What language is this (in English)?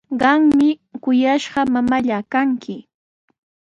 Sihuas Ancash Quechua